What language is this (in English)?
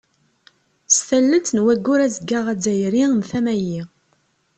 Kabyle